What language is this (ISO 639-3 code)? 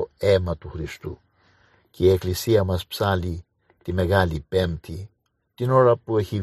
ell